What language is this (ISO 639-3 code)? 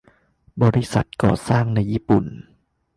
tha